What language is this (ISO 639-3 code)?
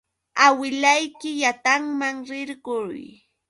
qux